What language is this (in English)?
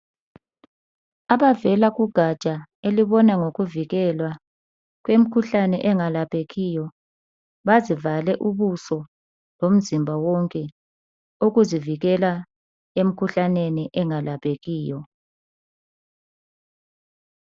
North Ndebele